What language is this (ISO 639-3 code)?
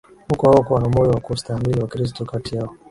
swa